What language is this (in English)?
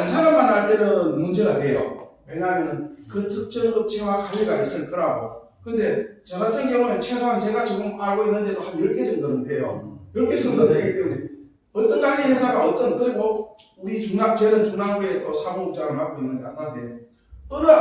Korean